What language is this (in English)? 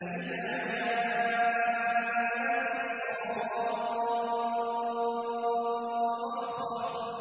Arabic